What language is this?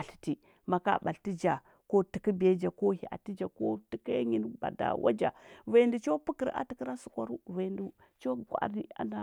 Huba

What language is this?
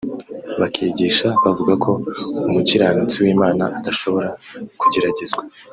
Kinyarwanda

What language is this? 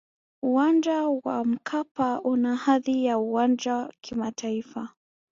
Swahili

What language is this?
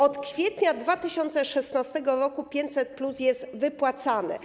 Polish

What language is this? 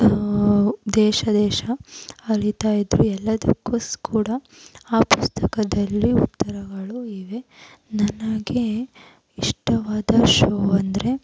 Kannada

